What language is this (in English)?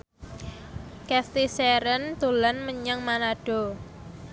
Javanese